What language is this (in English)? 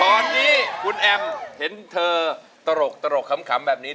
Thai